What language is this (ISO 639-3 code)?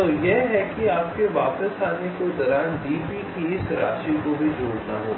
hin